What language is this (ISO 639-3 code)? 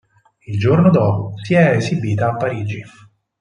ita